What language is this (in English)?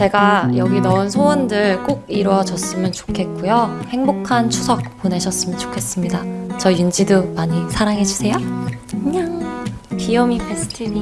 Korean